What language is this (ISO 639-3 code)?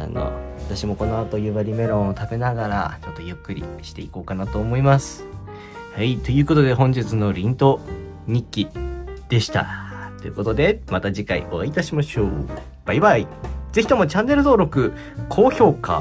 jpn